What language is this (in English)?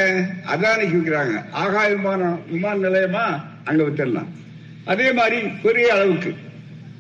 Tamil